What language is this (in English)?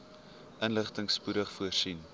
Afrikaans